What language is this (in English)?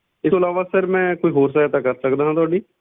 Punjabi